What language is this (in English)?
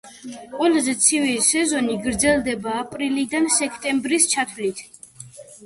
Georgian